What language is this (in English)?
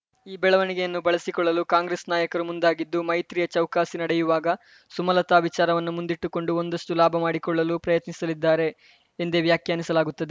Kannada